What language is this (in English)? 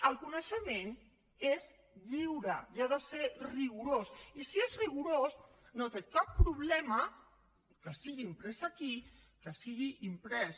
Catalan